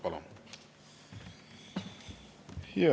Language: Estonian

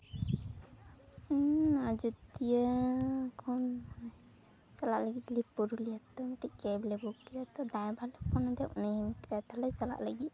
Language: Santali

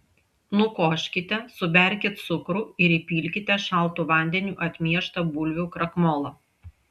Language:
Lithuanian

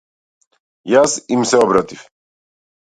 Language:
Macedonian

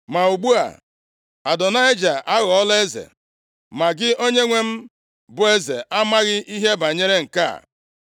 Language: Igbo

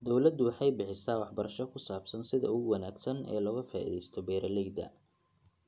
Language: Somali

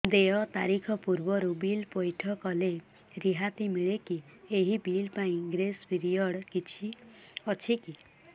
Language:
Odia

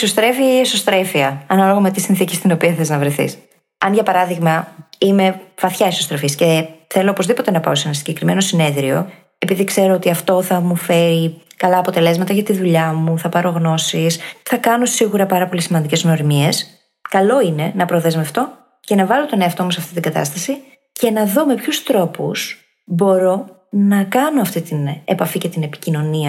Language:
Greek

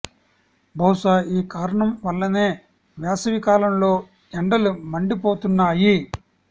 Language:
Telugu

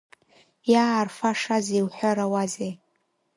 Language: Abkhazian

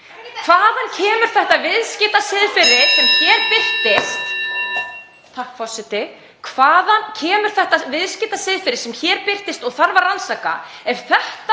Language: Icelandic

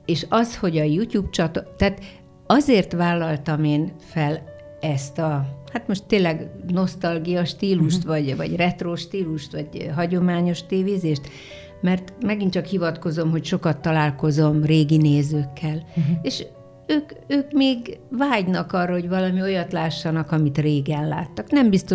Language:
Hungarian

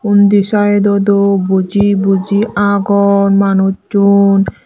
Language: Chakma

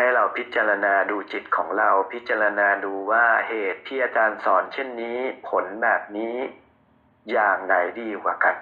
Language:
Thai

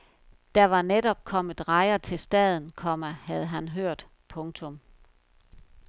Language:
Danish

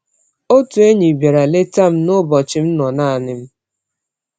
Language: Igbo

